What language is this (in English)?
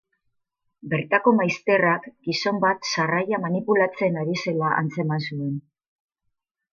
Basque